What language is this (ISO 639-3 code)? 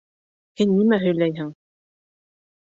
bak